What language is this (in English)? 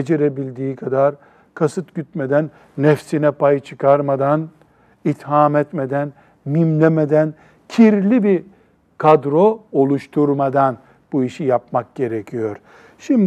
Turkish